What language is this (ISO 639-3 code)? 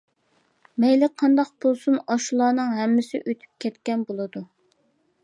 uig